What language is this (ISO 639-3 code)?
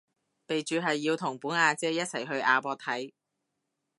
yue